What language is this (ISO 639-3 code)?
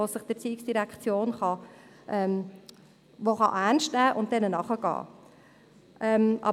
gsw